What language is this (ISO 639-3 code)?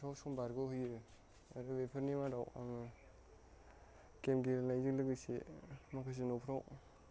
brx